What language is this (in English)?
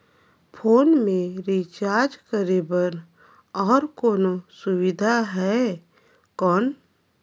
Chhattisgarhi